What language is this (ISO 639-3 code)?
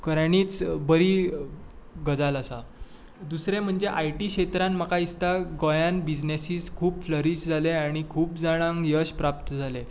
kok